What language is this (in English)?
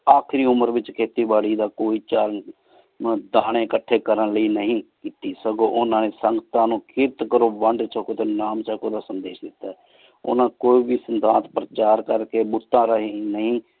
Punjabi